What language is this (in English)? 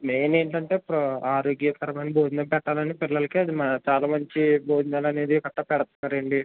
Telugu